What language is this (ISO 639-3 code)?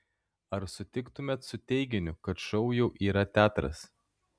lit